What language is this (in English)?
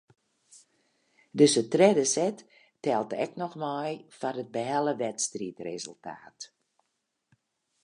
Western Frisian